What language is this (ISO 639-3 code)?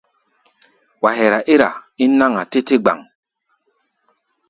gba